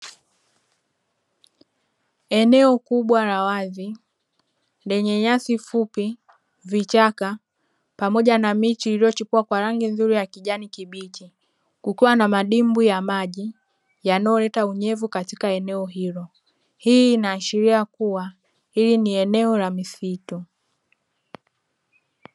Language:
Swahili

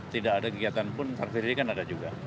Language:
Indonesian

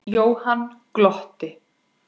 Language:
Icelandic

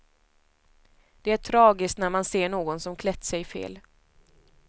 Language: Swedish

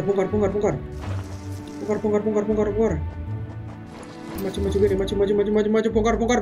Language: Indonesian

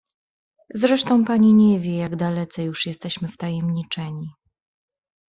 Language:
Polish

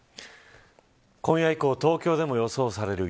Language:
Japanese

